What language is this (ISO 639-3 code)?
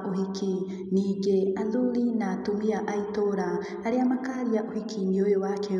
kik